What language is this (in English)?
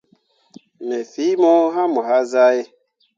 Mundang